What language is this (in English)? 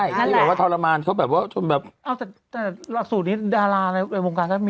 Thai